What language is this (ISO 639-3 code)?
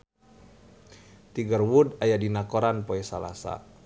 sun